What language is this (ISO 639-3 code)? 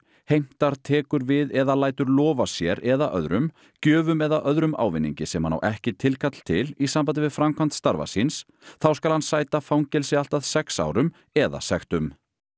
isl